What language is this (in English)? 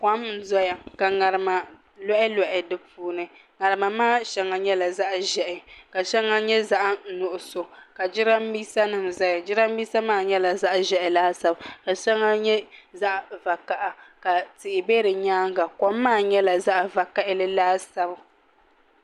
Dagbani